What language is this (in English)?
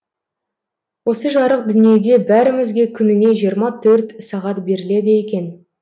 Kazakh